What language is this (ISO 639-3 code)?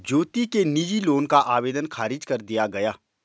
hin